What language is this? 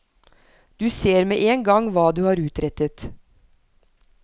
Norwegian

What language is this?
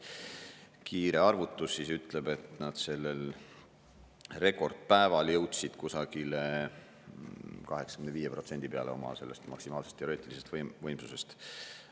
Estonian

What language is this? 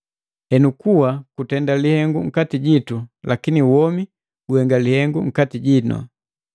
Matengo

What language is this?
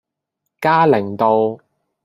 Cantonese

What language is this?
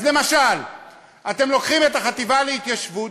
Hebrew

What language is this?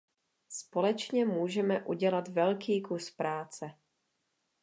Czech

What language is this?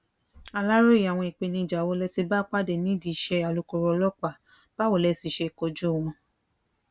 Yoruba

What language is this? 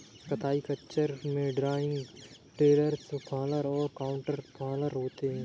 Hindi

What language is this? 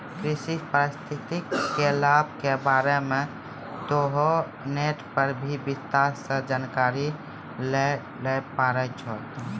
Maithili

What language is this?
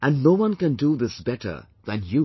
English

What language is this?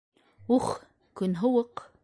Bashkir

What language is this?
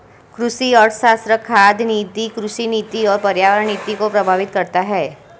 Hindi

